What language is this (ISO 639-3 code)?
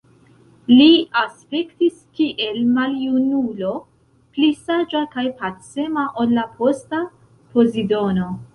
epo